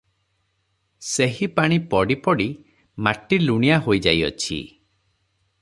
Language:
Odia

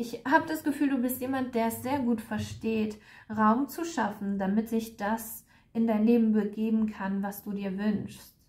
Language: German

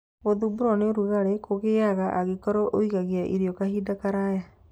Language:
Kikuyu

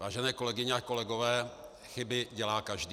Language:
Czech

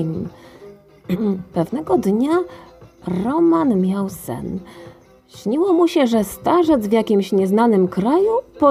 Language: Polish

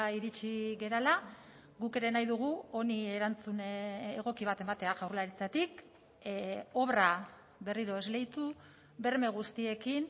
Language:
Basque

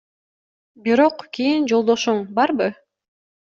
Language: Kyrgyz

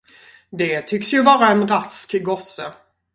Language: Swedish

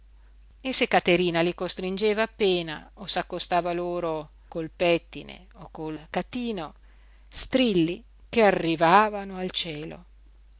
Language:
Italian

